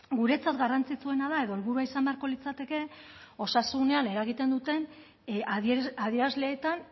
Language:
Basque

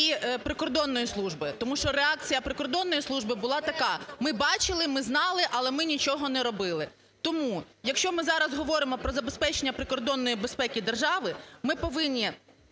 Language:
Ukrainian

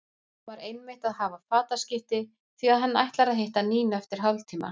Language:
Icelandic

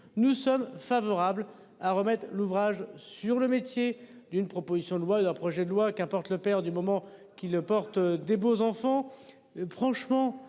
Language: French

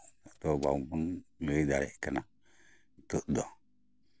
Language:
Santali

